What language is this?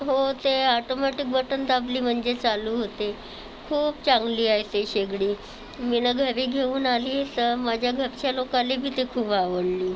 Marathi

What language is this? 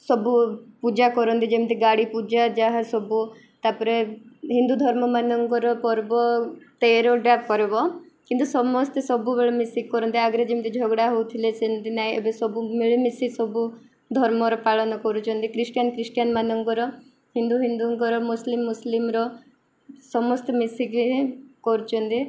Odia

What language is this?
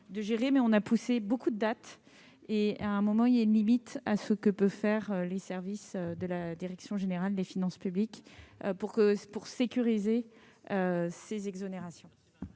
French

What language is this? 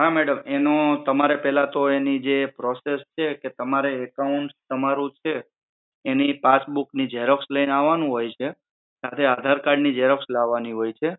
Gujarati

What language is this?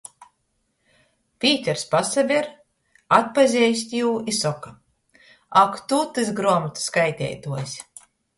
Latgalian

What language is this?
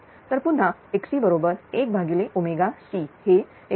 Marathi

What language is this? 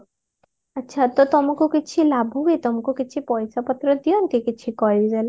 Odia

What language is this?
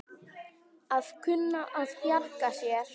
Icelandic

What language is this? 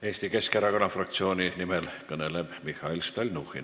Estonian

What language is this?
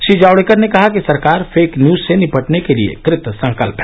Hindi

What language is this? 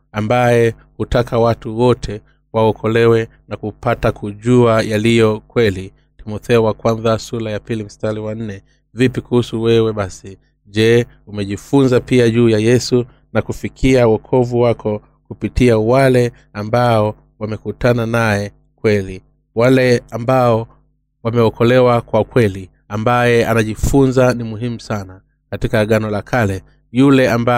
Swahili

